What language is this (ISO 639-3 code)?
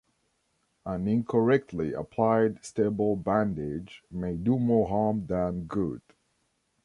eng